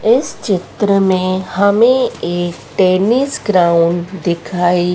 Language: Hindi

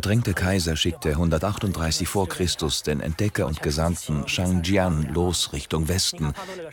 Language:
German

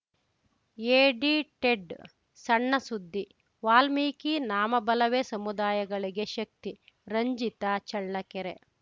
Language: Kannada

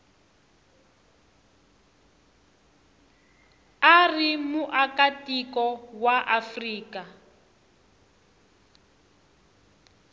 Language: Tsonga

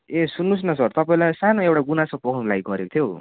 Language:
Nepali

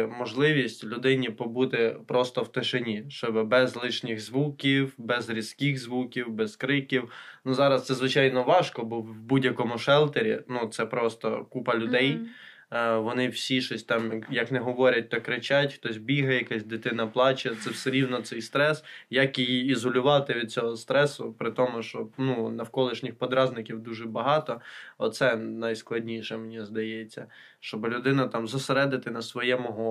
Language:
Ukrainian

